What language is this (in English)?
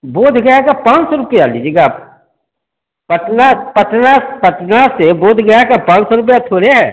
Hindi